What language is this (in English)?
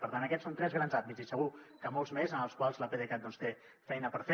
Catalan